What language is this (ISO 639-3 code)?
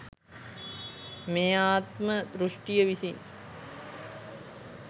sin